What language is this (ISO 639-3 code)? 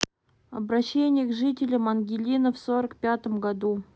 rus